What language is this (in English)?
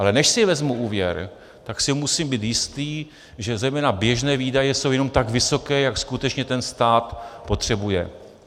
Czech